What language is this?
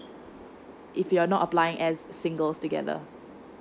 English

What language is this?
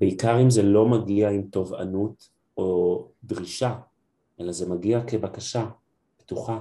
Hebrew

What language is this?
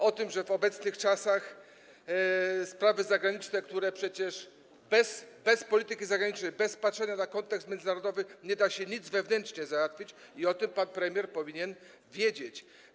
Polish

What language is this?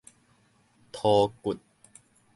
Min Nan Chinese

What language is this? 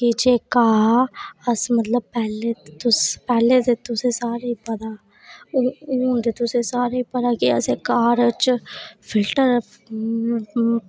Dogri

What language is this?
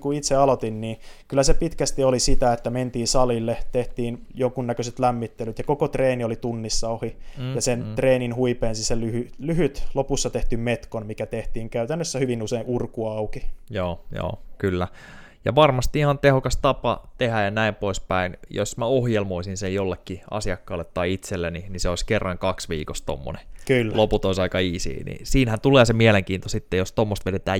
Finnish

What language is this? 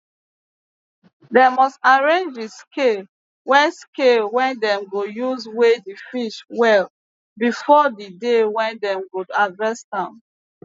Nigerian Pidgin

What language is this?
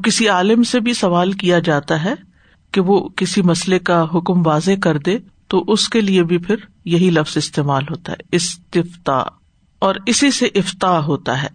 Urdu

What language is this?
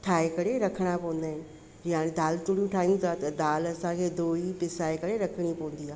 Sindhi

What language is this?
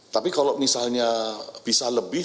Indonesian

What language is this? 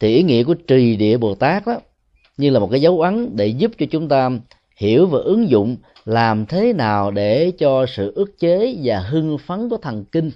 Vietnamese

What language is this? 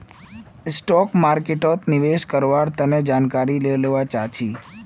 Magahi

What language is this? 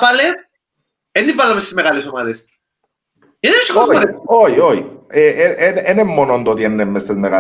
Greek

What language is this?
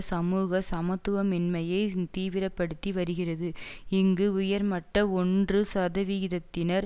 Tamil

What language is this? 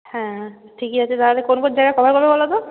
Bangla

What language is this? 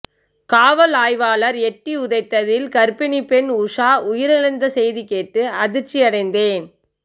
Tamil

